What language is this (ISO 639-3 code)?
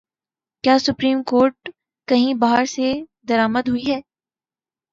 urd